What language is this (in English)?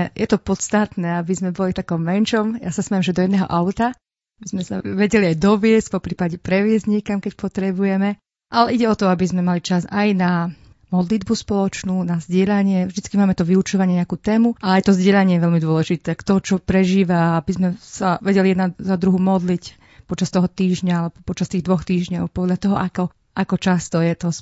Slovak